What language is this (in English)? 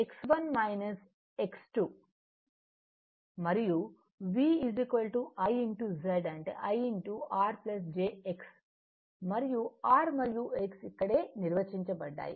Telugu